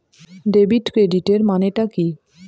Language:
Bangla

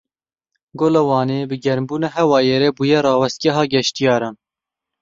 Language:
Kurdish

